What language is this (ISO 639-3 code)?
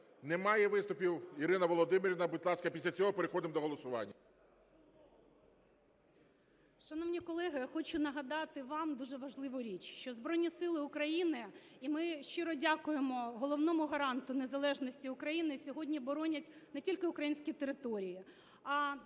ukr